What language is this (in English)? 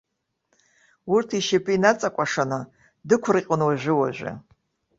Abkhazian